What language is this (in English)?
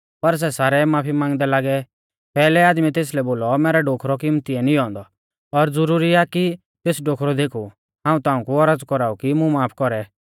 Mahasu Pahari